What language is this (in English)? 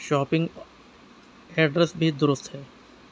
Urdu